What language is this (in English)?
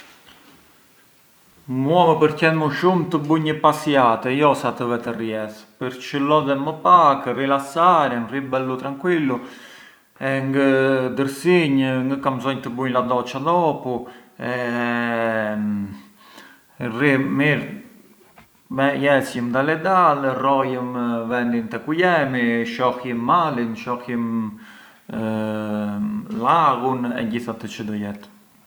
Arbëreshë Albanian